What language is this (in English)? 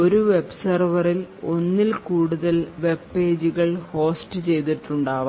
Malayalam